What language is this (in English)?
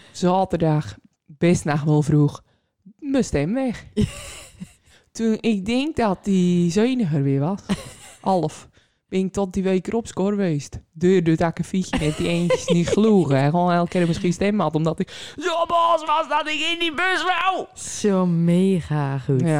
Dutch